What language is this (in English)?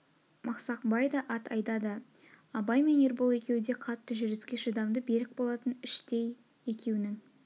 Kazakh